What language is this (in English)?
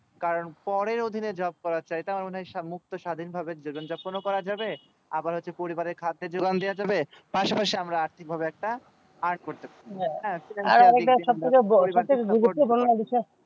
Bangla